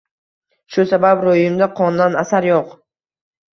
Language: Uzbek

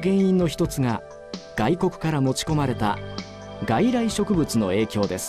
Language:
Japanese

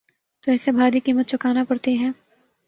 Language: Urdu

